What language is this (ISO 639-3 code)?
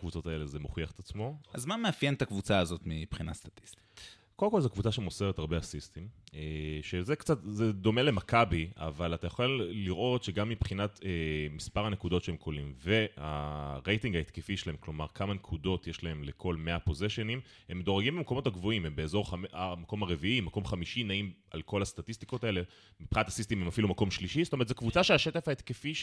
heb